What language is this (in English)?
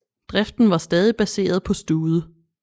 Danish